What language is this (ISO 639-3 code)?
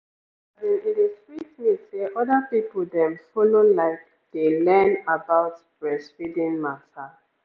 pcm